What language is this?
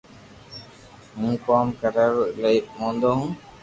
Loarki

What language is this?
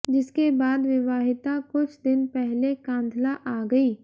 Hindi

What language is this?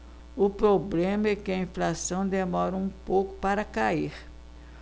Portuguese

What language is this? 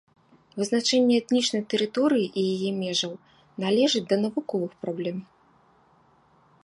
Belarusian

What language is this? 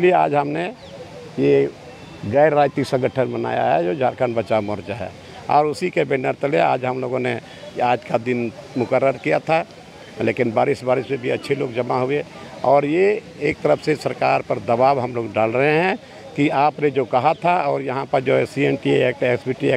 Hindi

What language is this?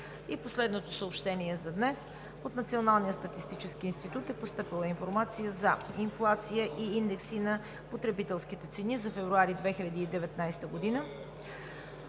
Bulgarian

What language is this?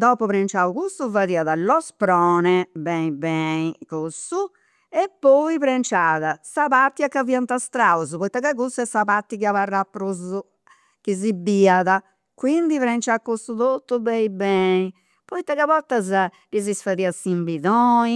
Campidanese Sardinian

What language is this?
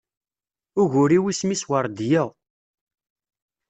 Kabyle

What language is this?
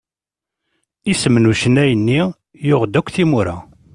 Kabyle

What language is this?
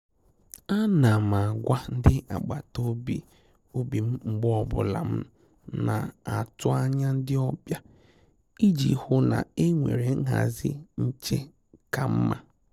Igbo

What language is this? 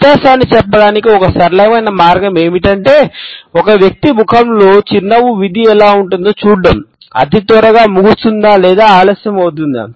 Telugu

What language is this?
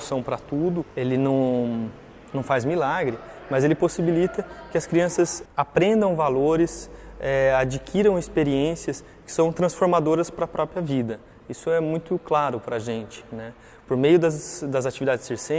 Portuguese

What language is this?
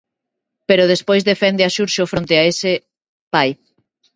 Galician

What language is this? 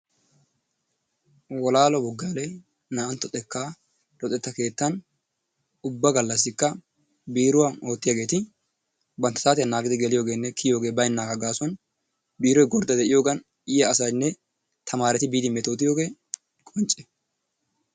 Wolaytta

